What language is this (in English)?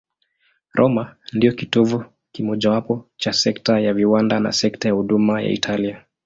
Swahili